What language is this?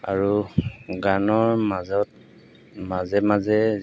Assamese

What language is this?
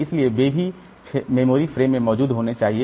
Hindi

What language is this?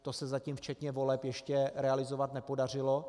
Czech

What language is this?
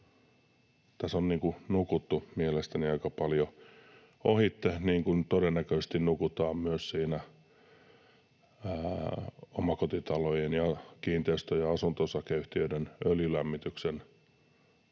Finnish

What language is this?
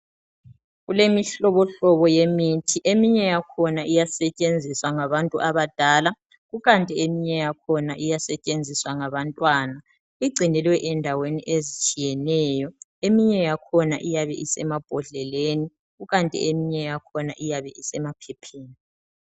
North Ndebele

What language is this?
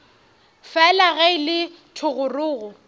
Northern Sotho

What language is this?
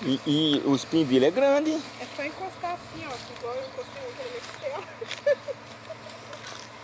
Portuguese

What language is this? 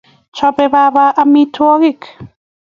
Kalenjin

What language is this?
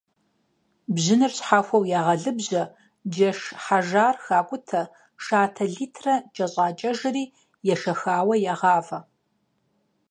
Kabardian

